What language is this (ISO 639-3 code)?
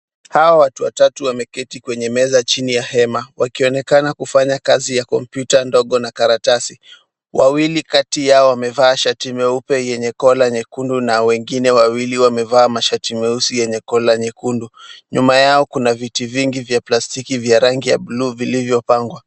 swa